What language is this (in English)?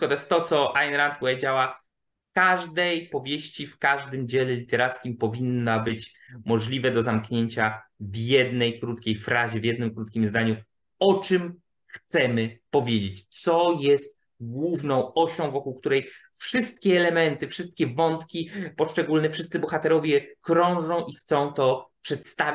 Polish